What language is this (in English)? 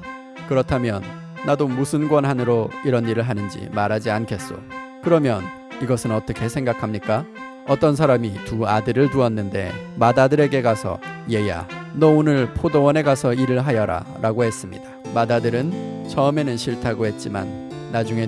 Korean